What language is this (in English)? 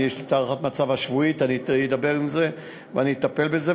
Hebrew